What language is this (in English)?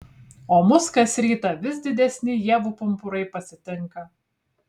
Lithuanian